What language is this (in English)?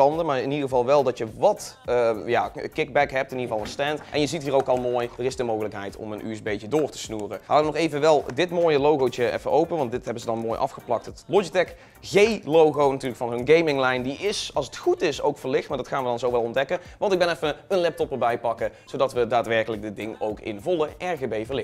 Dutch